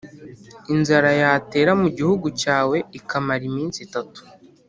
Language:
Kinyarwanda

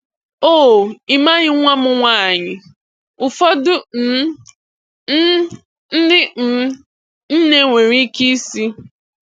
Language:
Igbo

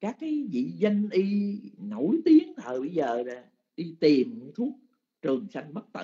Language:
Vietnamese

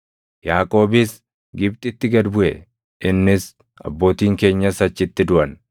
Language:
Oromo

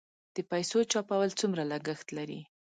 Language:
Pashto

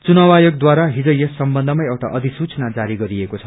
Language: Nepali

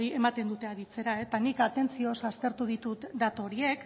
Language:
Basque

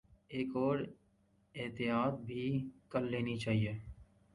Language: Urdu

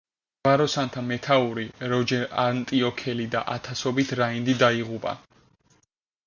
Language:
Georgian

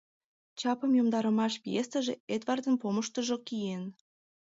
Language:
Mari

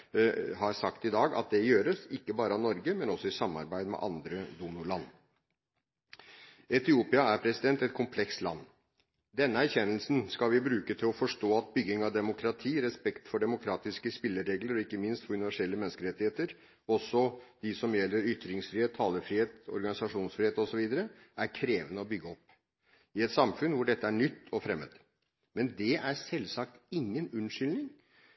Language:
Norwegian Bokmål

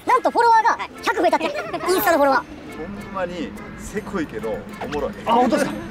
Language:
Japanese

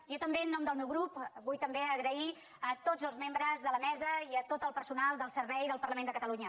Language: Catalan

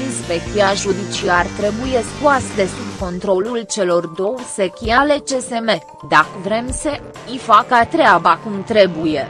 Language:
Romanian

